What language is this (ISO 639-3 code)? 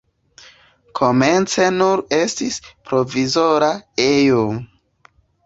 epo